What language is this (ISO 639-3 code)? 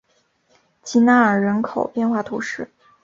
zho